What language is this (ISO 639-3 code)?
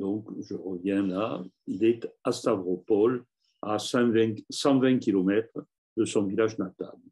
fra